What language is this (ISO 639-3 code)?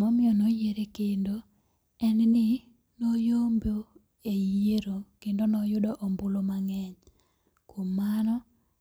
luo